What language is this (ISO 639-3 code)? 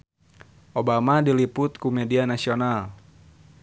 sun